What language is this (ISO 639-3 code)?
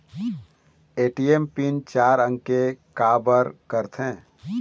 hne